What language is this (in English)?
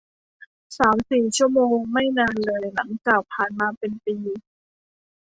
Thai